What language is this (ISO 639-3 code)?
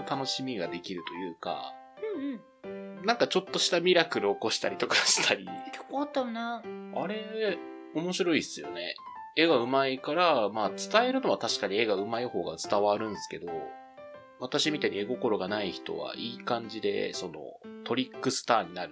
jpn